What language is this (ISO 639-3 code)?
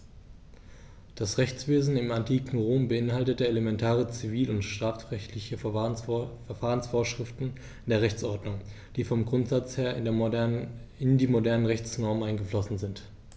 deu